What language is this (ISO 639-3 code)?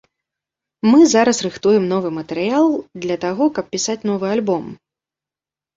bel